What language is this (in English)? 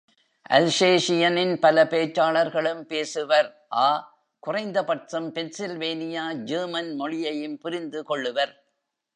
Tamil